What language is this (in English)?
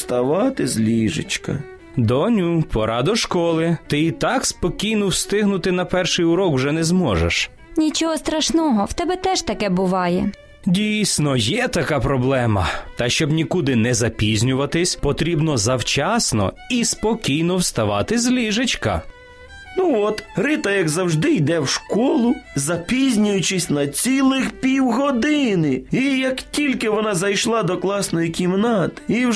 Ukrainian